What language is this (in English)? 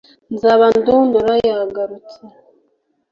Kinyarwanda